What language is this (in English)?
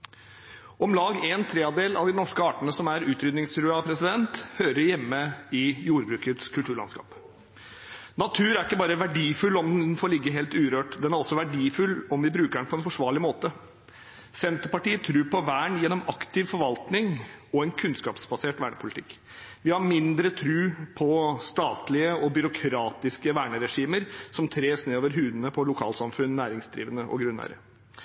Norwegian Bokmål